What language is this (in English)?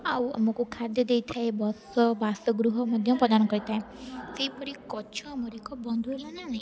Odia